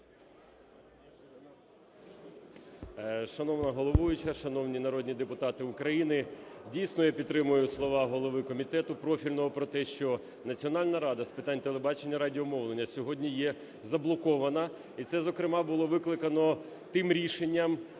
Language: Ukrainian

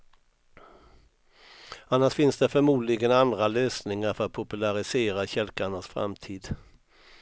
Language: Swedish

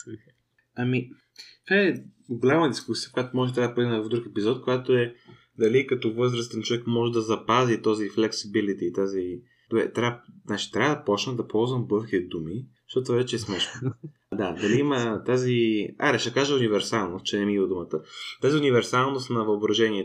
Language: Bulgarian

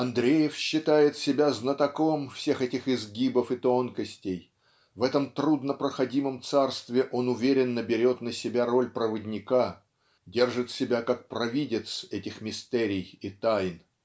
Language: Russian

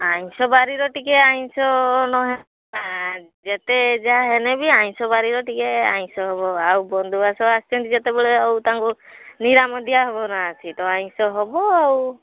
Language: Odia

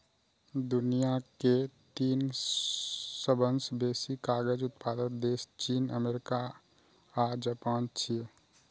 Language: Maithili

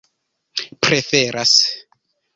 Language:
Esperanto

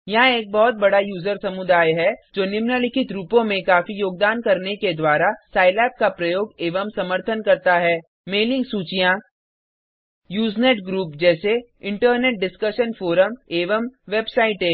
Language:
Hindi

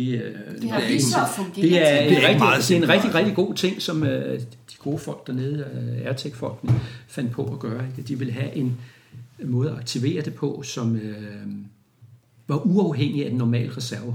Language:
Danish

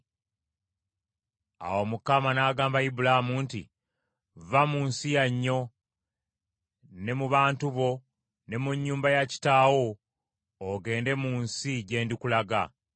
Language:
Ganda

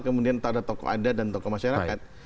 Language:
Indonesian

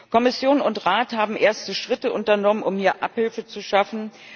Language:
German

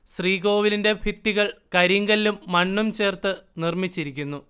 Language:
Malayalam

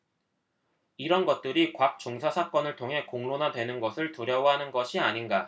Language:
Korean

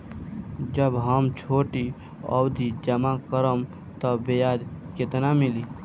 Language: Bhojpuri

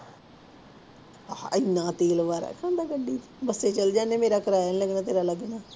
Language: Punjabi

